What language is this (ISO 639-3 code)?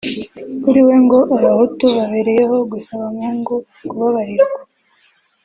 kin